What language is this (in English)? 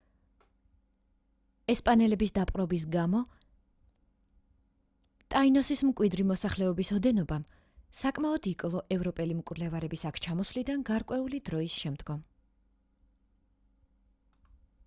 Georgian